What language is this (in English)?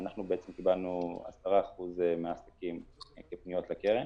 Hebrew